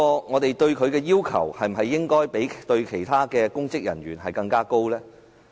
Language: Cantonese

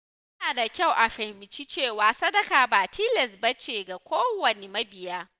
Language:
Hausa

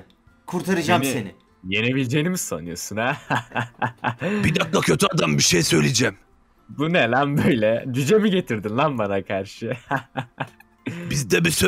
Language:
Turkish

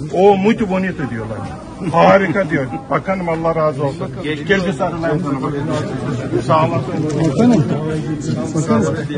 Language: Turkish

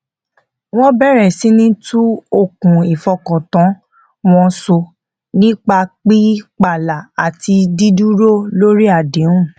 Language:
Yoruba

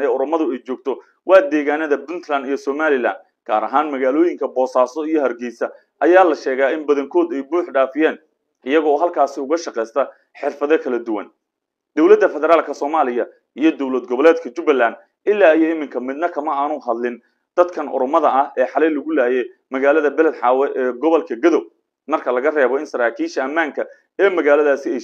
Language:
Arabic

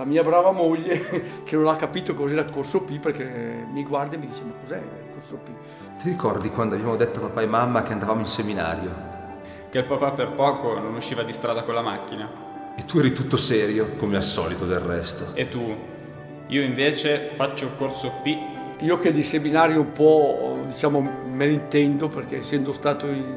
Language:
Italian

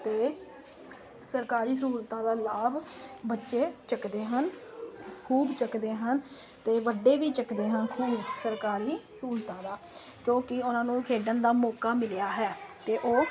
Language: Punjabi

